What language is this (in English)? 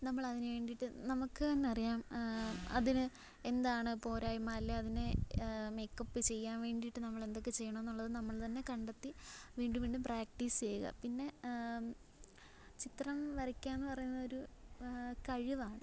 Malayalam